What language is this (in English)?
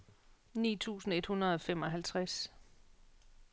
Danish